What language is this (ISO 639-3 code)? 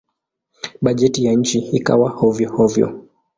swa